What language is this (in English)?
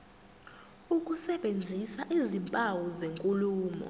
Zulu